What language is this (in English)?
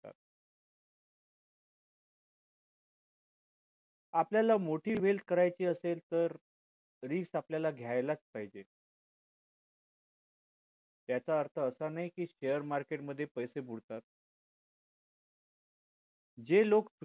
Marathi